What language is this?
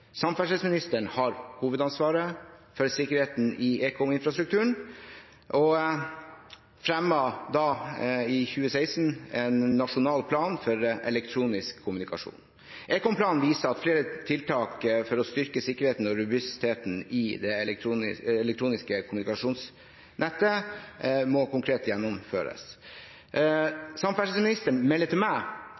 Norwegian Bokmål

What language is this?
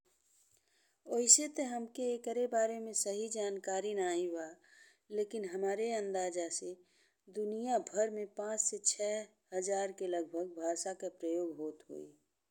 Bhojpuri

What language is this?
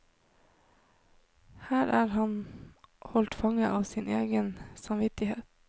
Norwegian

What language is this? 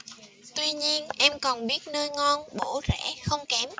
Vietnamese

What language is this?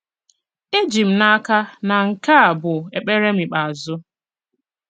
Igbo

